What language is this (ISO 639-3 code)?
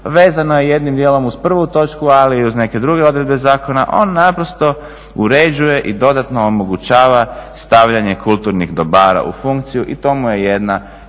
hrv